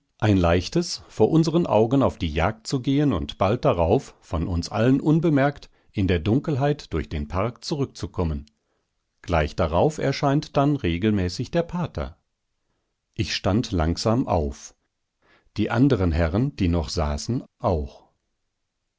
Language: German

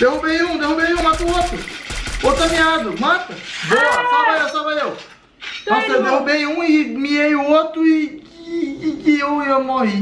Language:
Portuguese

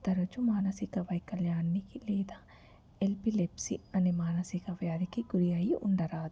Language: Telugu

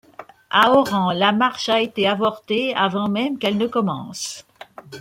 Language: French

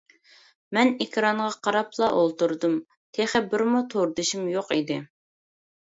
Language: Uyghur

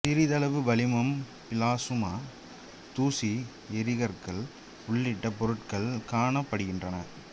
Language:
Tamil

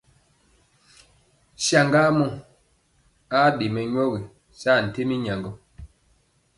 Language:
Mpiemo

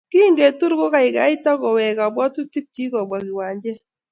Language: Kalenjin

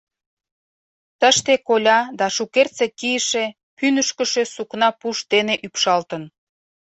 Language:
Mari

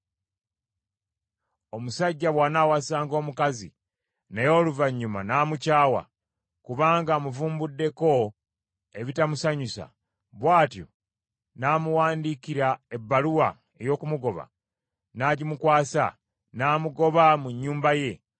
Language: Ganda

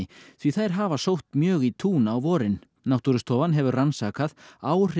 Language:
Icelandic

